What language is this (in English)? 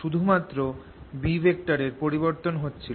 Bangla